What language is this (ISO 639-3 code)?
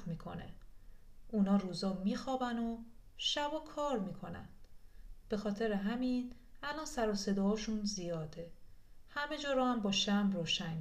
fas